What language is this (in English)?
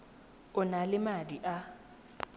Tswana